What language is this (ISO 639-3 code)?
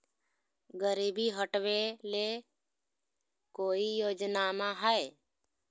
mag